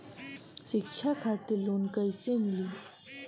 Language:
Bhojpuri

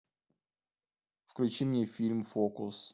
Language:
Russian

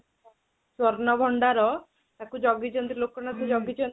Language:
Odia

